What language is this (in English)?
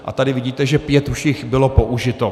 Czech